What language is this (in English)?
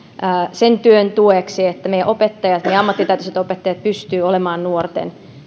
Finnish